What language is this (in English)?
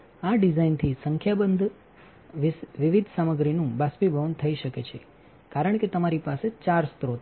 Gujarati